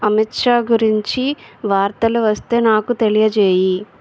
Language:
Telugu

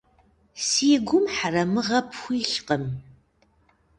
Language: Kabardian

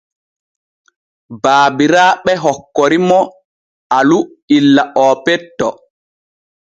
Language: Borgu Fulfulde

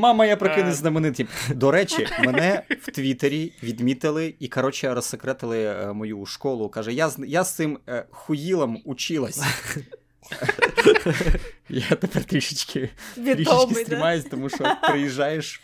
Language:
Ukrainian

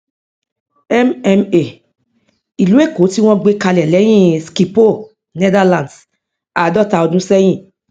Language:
Yoruba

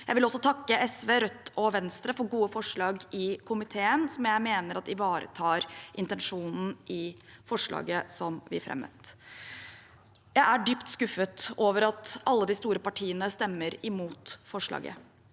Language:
Norwegian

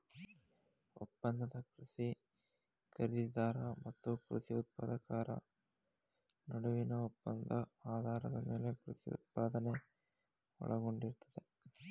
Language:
Kannada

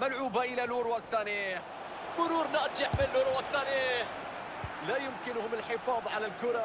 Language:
Arabic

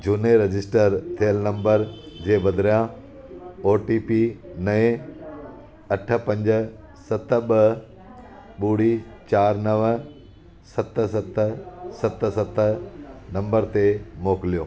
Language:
Sindhi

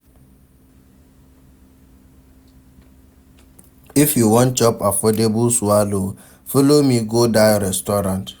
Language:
Nigerian Pidgin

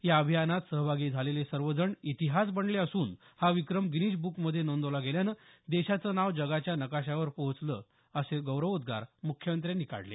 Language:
Marathi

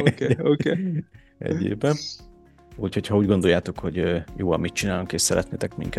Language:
Hungarian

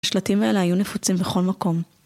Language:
Hebrew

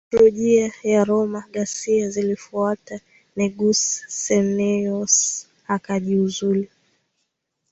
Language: Swahili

